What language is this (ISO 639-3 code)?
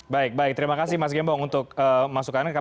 ind